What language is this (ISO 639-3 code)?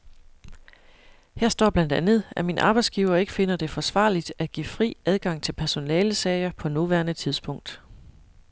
dan